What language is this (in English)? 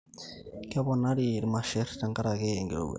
Masai